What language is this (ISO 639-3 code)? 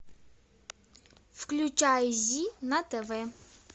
rus